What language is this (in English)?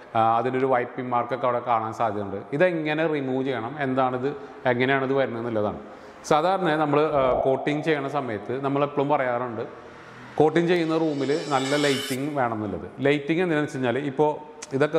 Malayalam